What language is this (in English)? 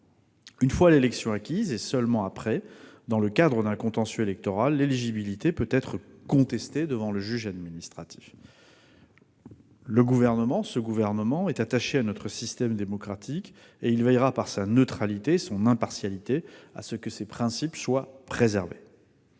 French